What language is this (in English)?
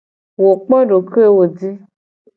Gen